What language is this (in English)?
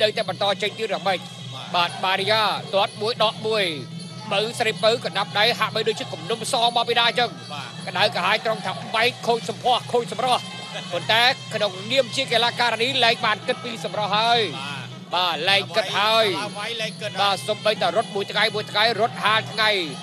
Thai